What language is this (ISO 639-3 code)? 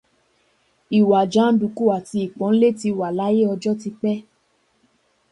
yor